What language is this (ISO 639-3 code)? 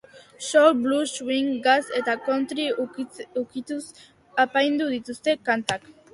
eus